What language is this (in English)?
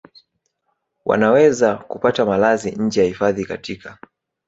Swahili